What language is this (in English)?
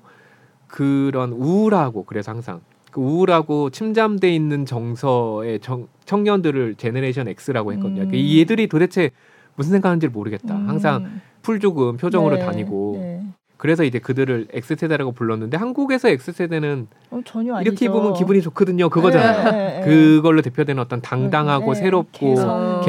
Korean